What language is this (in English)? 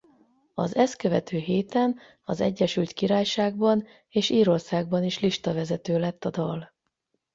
Hungarian